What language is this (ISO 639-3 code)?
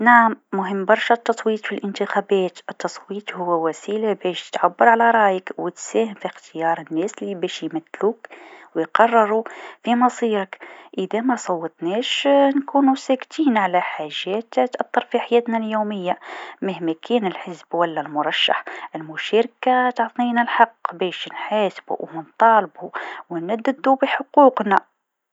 aeb